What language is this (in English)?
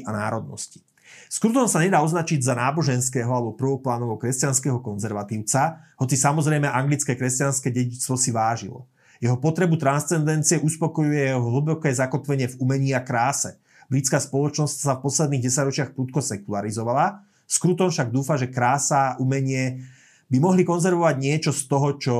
Slovak